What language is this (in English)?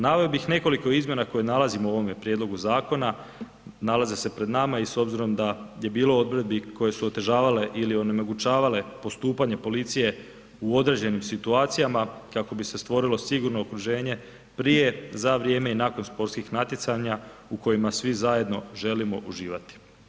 Croatian